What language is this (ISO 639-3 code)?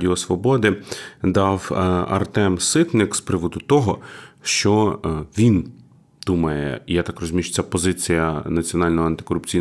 ukr